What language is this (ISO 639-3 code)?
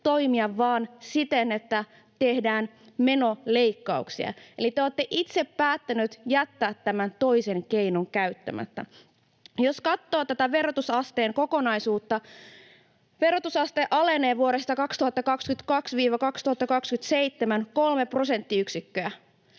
fin